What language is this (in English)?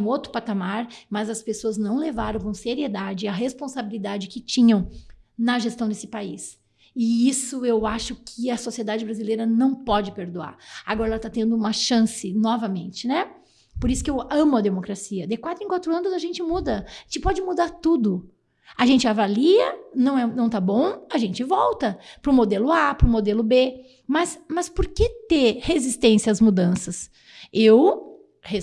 Portuguese